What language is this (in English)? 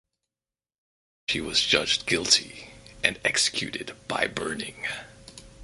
English